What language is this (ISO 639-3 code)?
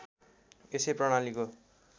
nep